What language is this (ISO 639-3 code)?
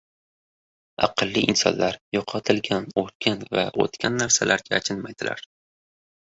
uzb